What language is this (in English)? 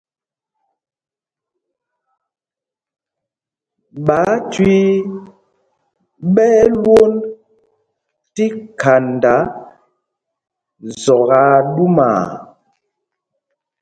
Mpumpong